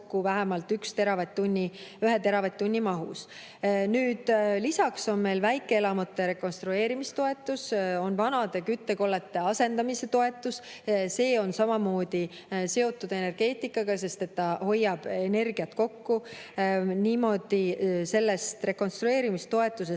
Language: Estonian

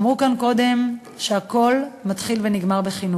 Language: Hebrew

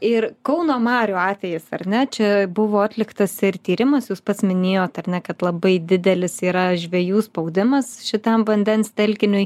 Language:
Lithuanian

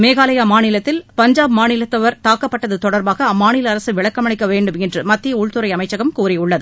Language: Tamil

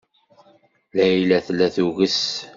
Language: Kabyle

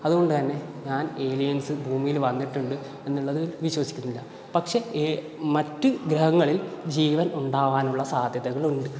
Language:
Malayalam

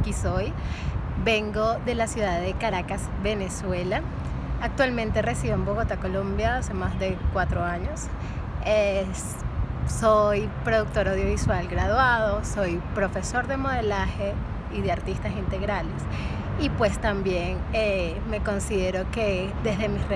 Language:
Spanish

